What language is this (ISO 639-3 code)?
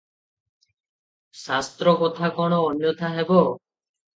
ori